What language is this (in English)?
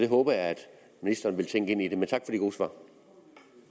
Danish